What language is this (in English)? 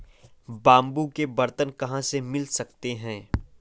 Hindi